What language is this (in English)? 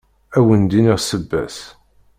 Kabyle